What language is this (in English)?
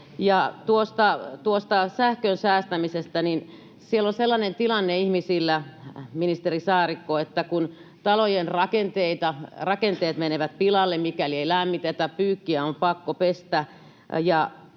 Finnish